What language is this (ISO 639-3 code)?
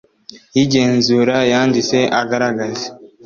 kin